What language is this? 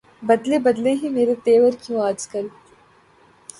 Urdu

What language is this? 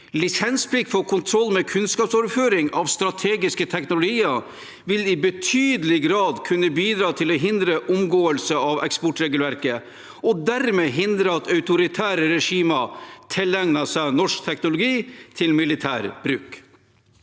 Norwegian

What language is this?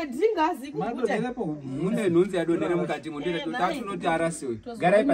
Romanian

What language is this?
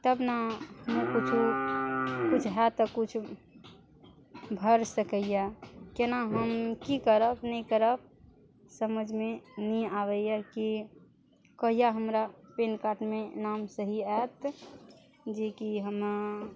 Maithili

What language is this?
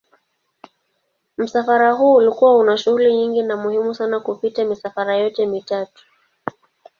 Swahili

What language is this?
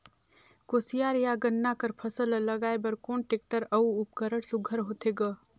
Chhattisgarhi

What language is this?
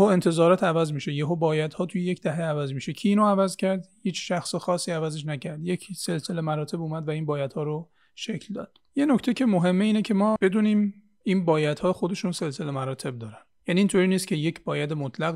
Persian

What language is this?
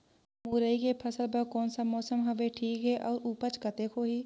Chhattisgarhi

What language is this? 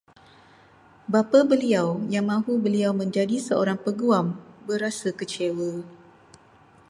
Malay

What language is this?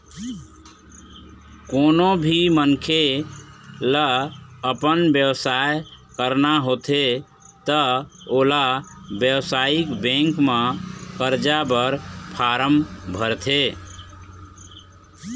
Chhattisgarhi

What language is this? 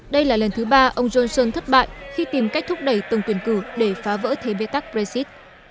Vietnamese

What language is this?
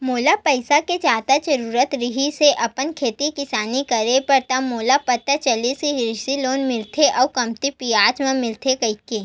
Chhattisgarhi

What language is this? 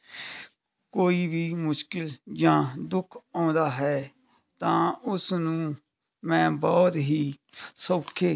Punjabi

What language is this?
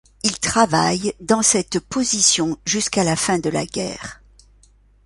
French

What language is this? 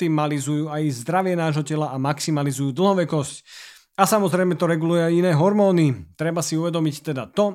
Slovak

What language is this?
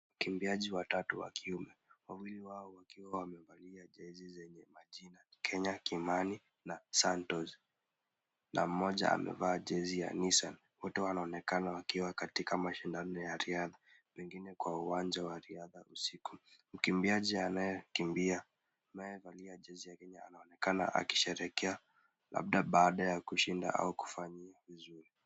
Swahili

